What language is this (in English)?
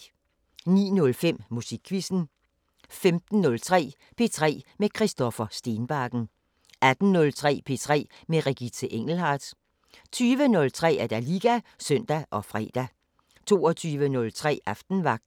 Danish